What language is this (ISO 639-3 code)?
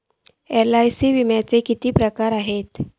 mar